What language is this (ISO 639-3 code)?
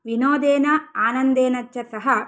san